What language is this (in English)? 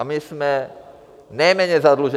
Czech